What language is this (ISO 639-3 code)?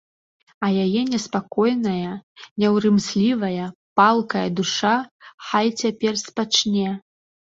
bel